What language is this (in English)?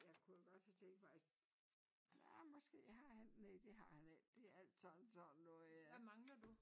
Danish